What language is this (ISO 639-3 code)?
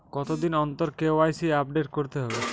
ben